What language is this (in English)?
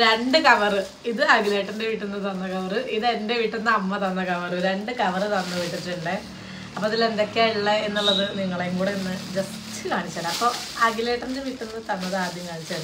Malayalam